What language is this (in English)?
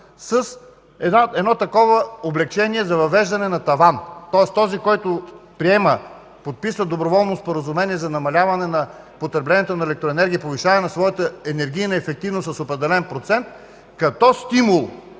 Bulgarian